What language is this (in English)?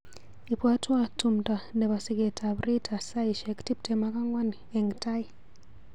Kalenjin